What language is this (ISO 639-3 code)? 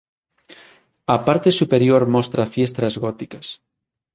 glg